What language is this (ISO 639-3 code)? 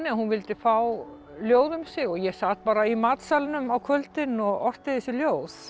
isl